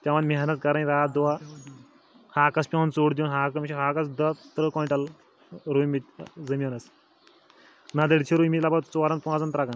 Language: Kashmiri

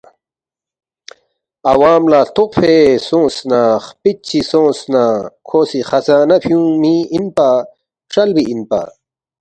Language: Balti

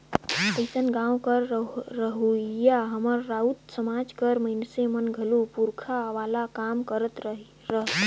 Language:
Chhattisgarhi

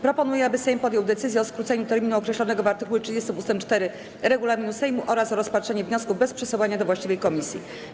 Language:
Polish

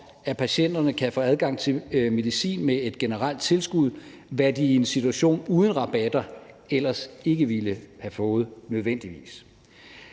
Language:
Danish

